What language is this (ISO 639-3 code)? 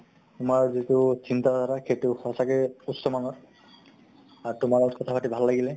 asm